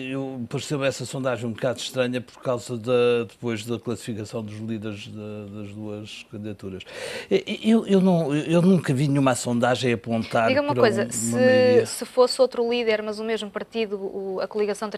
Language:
Portuguese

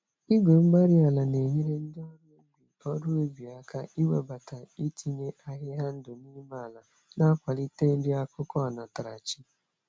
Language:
Igbo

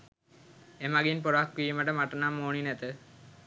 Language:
Sinhala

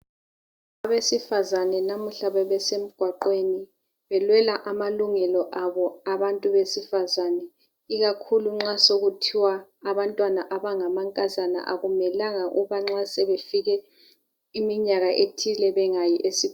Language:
North Ndebele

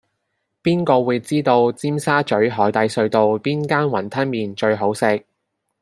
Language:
Cantonese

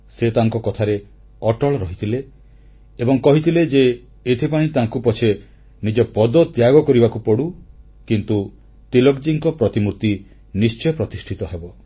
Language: Odia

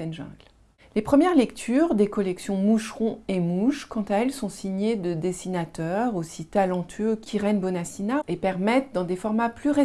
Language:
French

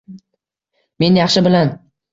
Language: Uzbek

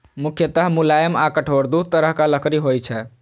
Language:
Maithili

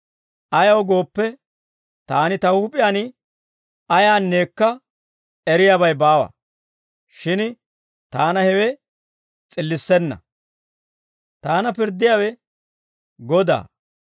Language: Dawro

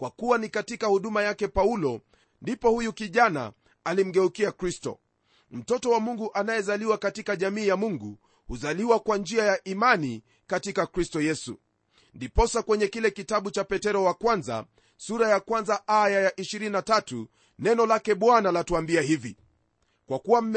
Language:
Swahili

